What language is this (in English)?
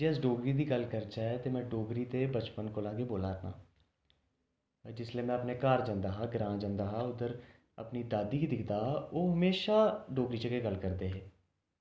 Dogri